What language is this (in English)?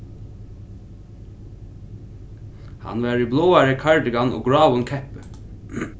Faroese